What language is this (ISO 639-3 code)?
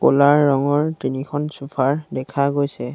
asm